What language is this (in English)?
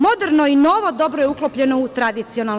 Serbian